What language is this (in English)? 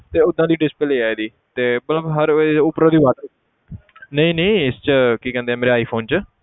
Punjabi